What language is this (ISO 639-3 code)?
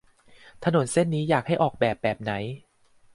tha